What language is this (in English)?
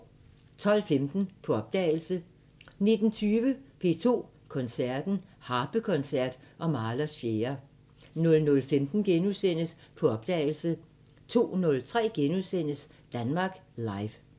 Danish